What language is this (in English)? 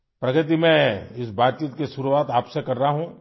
Urdu